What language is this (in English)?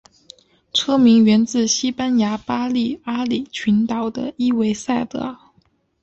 Chinese